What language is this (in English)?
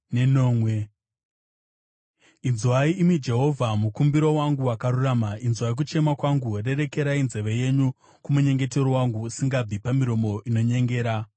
Shona